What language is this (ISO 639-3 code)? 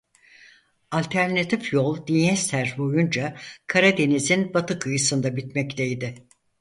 tur